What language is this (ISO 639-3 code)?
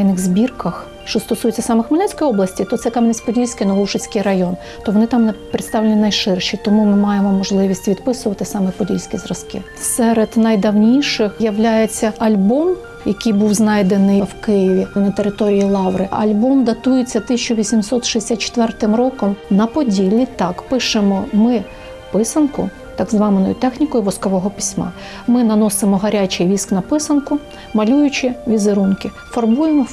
ukr